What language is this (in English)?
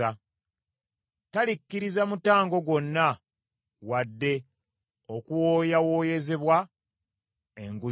Ganda